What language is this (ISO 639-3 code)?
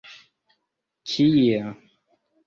epo